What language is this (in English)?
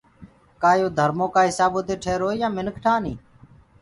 Gurgula